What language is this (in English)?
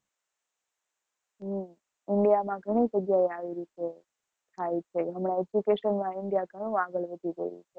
Gujarati